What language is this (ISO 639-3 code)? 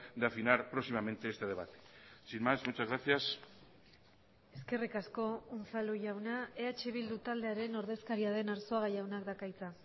eus